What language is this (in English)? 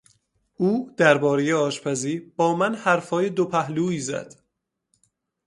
Persian